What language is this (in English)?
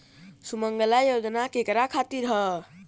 Bhojpuri